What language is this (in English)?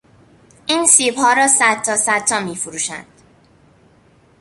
Persian